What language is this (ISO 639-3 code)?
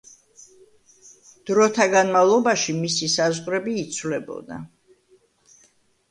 kat